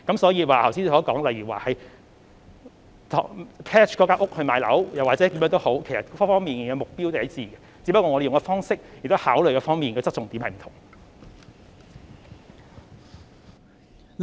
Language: Cantonese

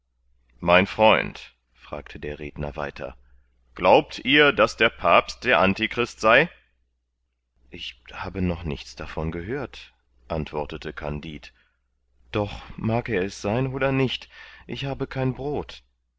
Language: German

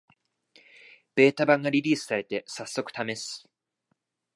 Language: Japanese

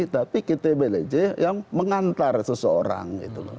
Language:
Indonesian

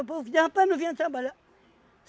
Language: Portuguese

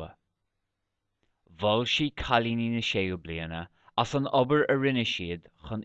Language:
Irish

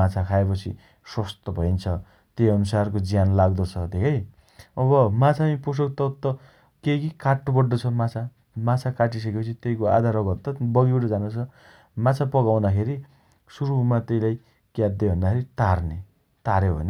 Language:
Dotyali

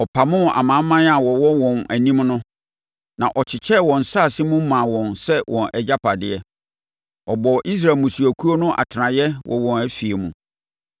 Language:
Akan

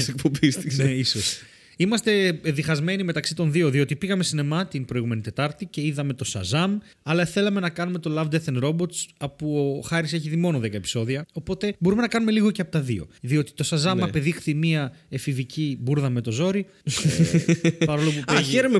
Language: Greek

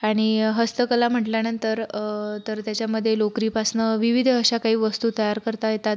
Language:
Marathi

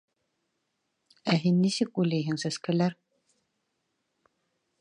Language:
Bashkir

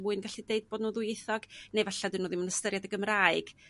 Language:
Welsh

